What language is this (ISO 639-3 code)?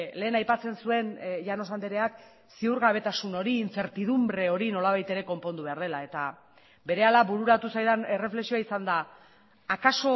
eus